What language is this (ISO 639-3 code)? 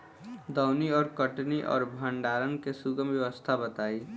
bho